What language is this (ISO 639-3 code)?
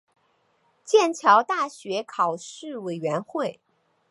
zho